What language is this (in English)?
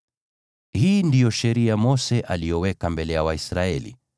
Swahili